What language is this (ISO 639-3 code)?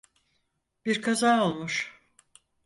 tur